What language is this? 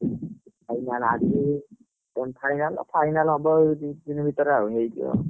Odia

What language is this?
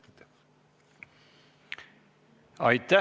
Estonian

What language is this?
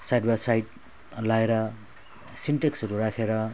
Nepali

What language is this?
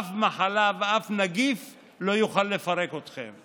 Hebrew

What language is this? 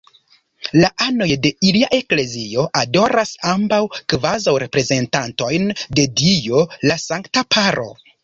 Esperanto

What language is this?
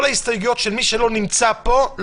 Hebrew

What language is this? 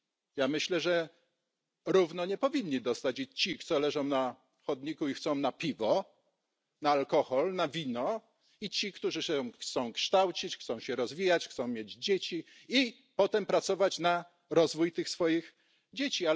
Polish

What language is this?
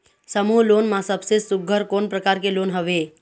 Chhattisgarhi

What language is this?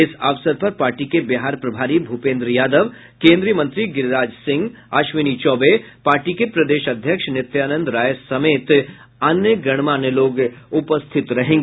Hindi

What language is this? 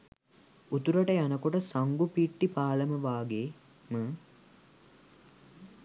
Sinhala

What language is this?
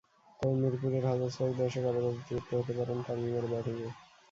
Bangla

